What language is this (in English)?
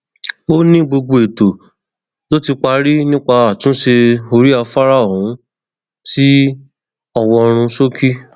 Yoruba